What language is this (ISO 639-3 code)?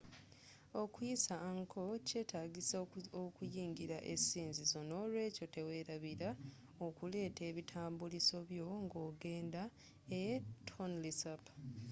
lug